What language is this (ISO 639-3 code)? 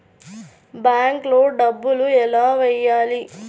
tel